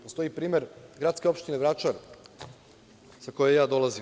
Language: Serbian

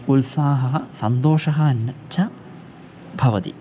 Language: Sanskrit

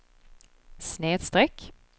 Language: Swedish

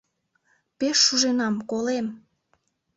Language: Mari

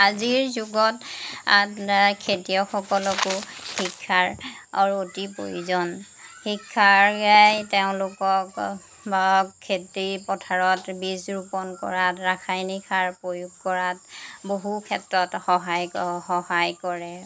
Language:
Assamese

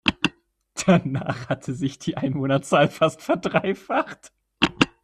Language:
German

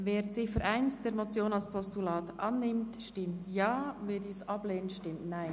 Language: Swiss German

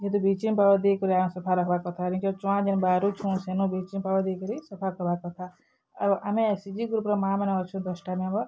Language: Odia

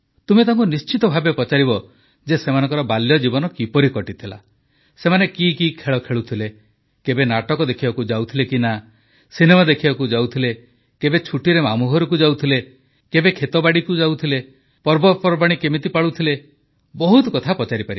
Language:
Odia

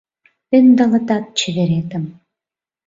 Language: Mari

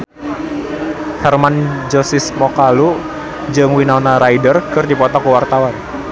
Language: Sundanese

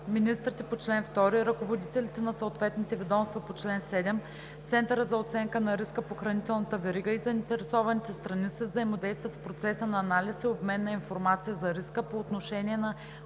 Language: Bulgarian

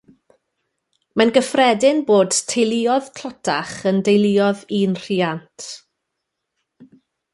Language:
Welsh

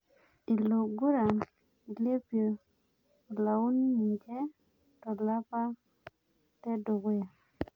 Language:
Masai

